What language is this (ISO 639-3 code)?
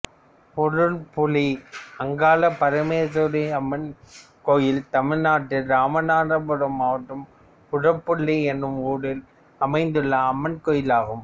tam